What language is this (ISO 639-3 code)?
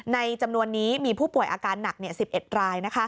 tha